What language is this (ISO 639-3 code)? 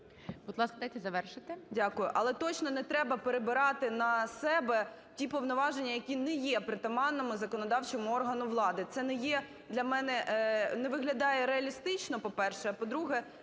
ukr